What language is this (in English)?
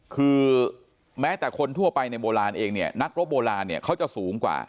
Thai